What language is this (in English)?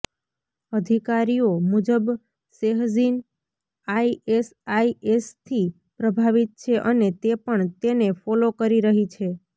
Gujarati